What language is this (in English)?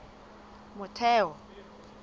Southern Sotho